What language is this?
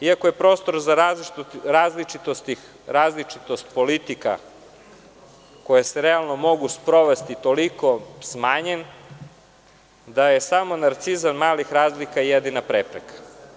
Serbian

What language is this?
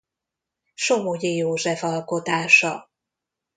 Hungarian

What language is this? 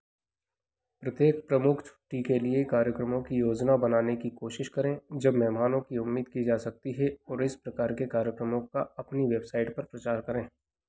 Hindi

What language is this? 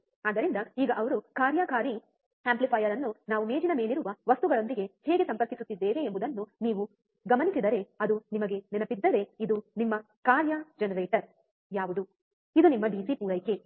Kannada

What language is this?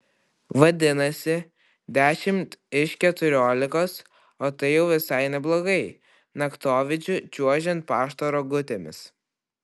Lithuanian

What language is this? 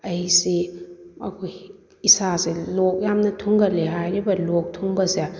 Manipuri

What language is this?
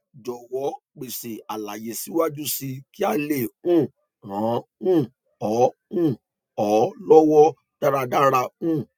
Yoruba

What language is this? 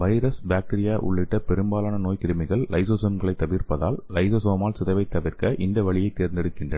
Tamil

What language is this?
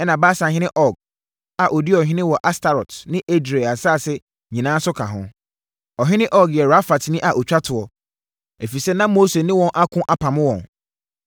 Akan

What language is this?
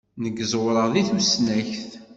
Kabyle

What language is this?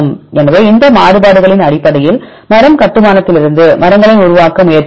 Tamil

